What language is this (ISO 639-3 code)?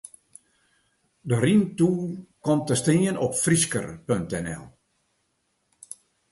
fry